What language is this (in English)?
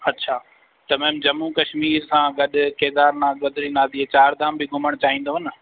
Sindhi